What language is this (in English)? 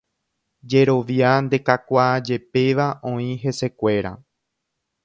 Guarani